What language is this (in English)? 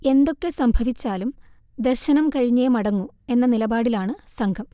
Malayalam